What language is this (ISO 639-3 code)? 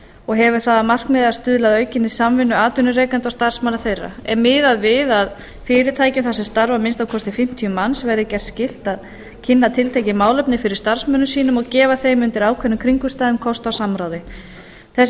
isl